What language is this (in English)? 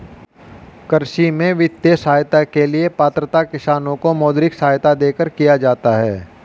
Hindi